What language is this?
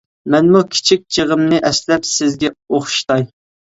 Uyghur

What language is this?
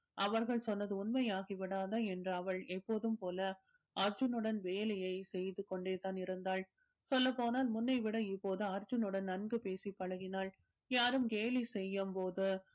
Tamil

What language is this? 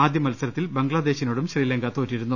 Malayalam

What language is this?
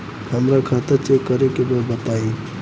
Bhojpuri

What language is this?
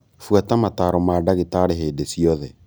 Kikuyu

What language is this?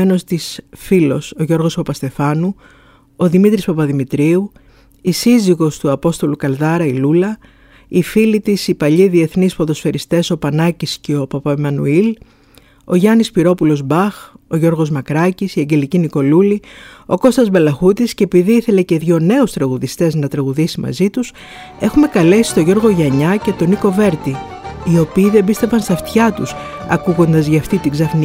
Greek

